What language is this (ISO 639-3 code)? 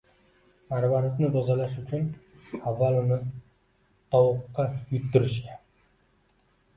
uzb